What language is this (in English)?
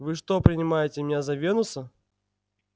Russian